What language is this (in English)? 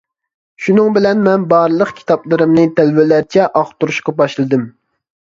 Uyghur